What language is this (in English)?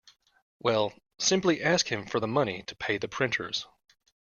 English